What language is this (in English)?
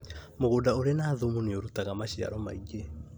Kikuyu